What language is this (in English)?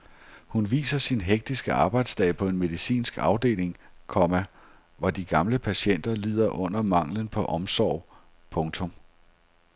Danish